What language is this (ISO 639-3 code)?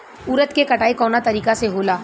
bho